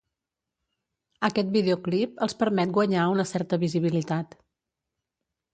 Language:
Catalan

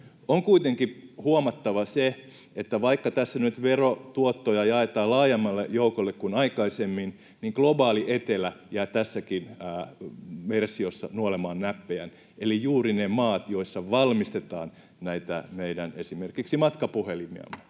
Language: Finnish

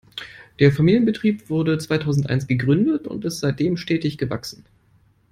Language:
German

